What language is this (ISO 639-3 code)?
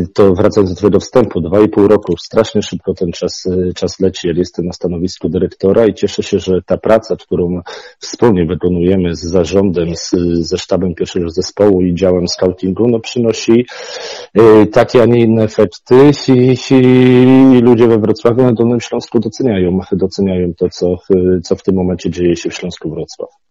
pol